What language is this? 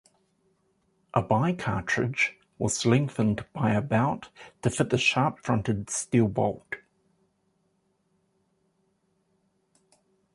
English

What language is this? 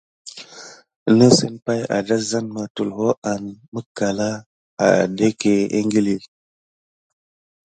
Gidar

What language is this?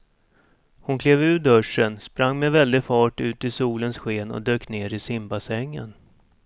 Swedish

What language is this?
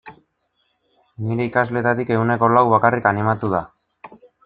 Basque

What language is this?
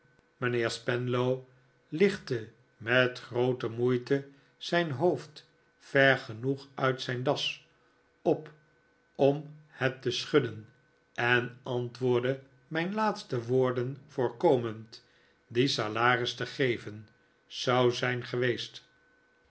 Dutch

